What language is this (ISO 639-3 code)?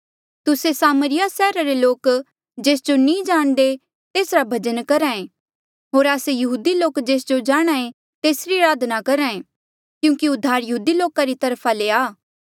mjl